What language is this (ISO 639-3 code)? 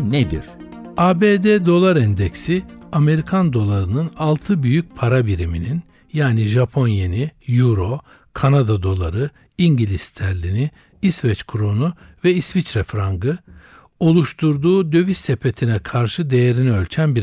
tur